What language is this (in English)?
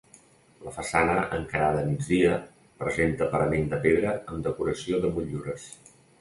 Catalan